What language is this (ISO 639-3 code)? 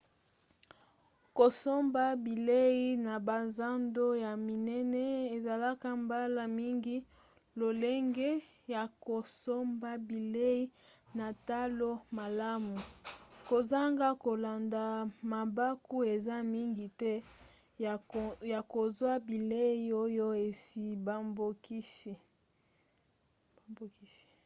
lin